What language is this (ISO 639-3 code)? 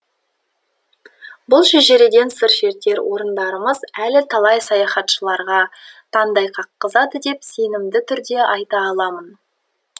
kaz